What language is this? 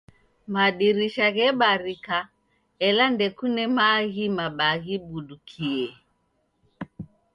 Taita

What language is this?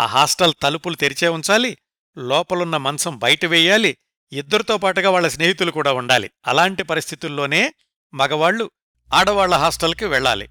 Telugu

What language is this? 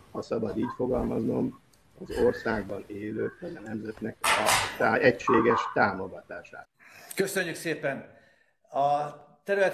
Hungarian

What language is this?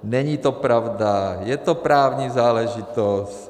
Czech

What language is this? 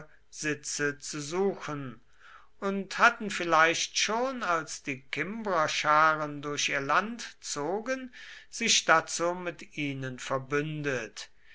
German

